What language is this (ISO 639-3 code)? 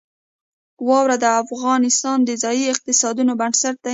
pus